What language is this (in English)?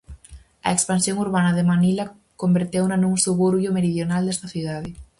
Galician